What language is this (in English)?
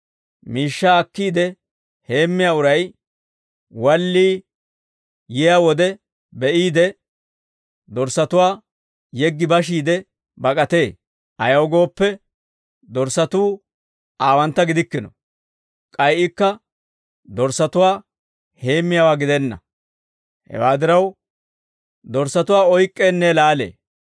Dawro